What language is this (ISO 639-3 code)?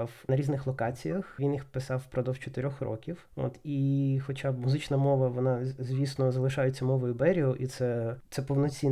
ukr